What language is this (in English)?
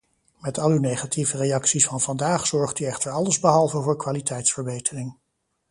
Dutch